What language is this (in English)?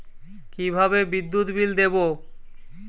Bangla